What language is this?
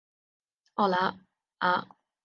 Chinese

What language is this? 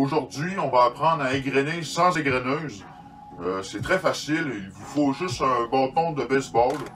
French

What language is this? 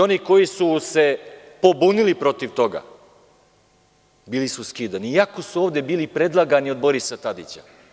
Serbian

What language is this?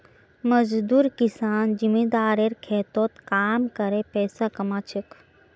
Magahi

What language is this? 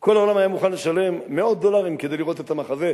Hebrew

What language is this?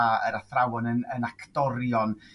Welsh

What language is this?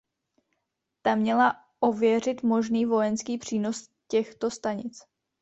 Czech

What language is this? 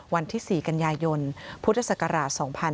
Thai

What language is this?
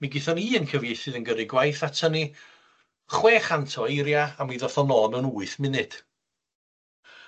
Welsh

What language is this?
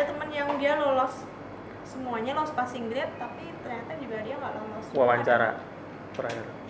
Indonesian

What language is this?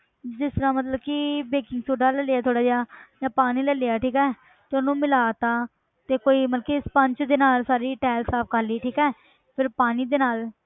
Punjabi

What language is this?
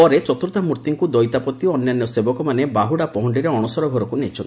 Odia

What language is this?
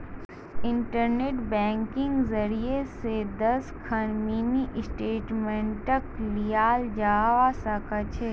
Magahi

